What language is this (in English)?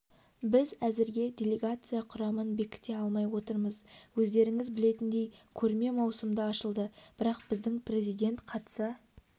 Kazakh